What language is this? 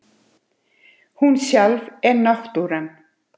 Icelandic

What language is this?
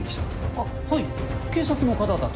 Japanese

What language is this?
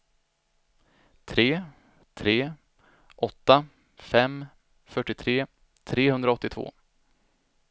Swedish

